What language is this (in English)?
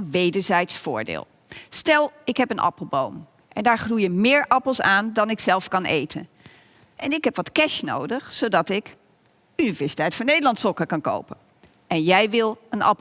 Dutch